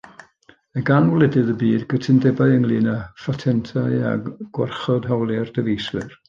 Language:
Welsh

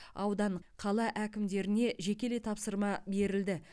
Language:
Kazakh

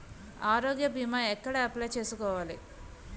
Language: Telugu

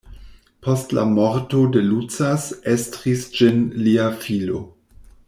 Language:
Esperanto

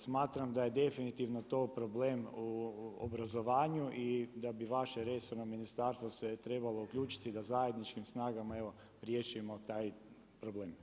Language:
Croatian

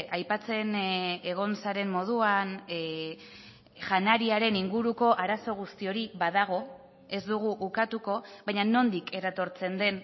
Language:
Basque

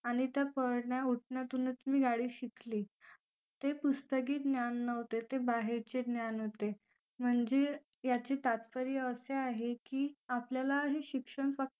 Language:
Marathi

